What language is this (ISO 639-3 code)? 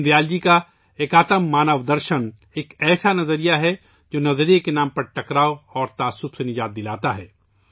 urd